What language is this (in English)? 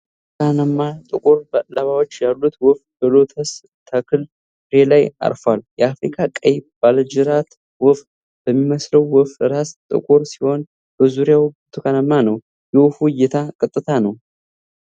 Amharic